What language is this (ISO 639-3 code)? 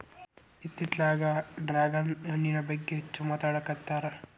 kan